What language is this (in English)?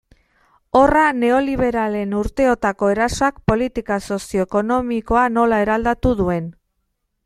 Basque